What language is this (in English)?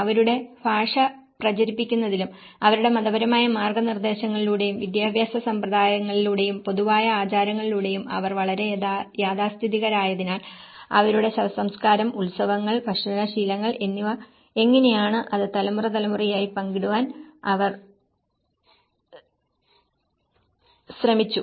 Malayalam